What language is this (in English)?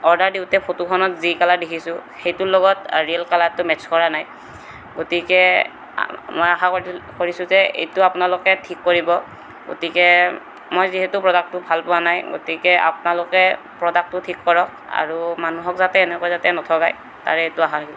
Assamese